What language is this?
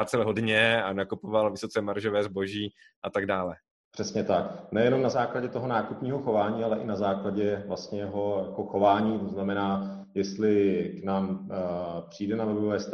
Czech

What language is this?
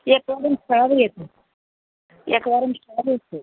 Sanskrit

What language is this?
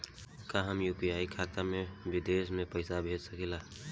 Bhojpuri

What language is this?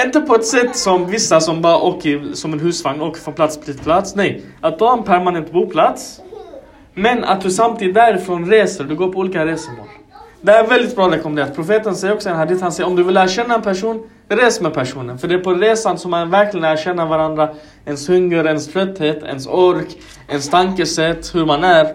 Swedish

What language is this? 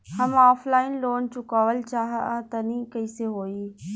Bhojpuri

